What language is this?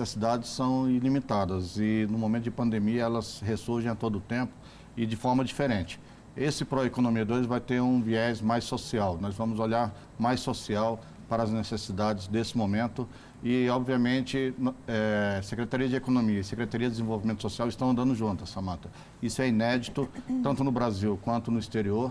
Portuguese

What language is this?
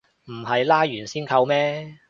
Cantonese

